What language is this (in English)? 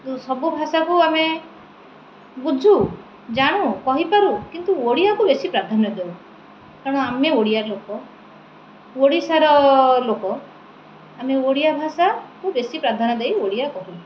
Odia